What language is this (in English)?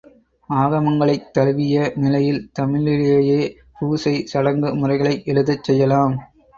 Tamil